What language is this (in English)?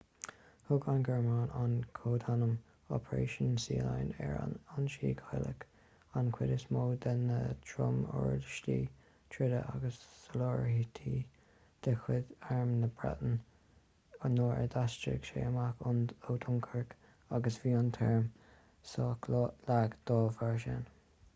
Irish